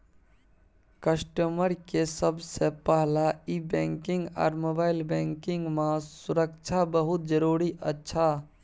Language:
Maithili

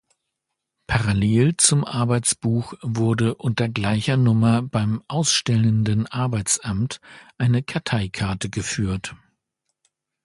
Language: German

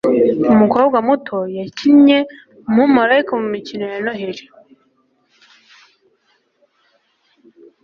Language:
Kinyarwanda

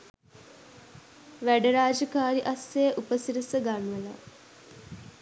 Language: Sinhala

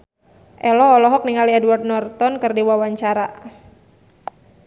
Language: Sundanese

